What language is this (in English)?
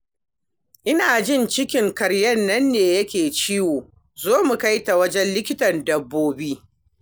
Hausa